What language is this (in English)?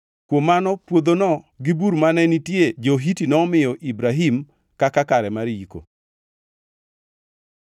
Luo (Kenya and Tanzania)